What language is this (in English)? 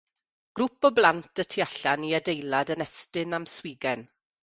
Welsh